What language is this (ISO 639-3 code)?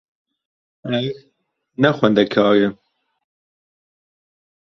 kur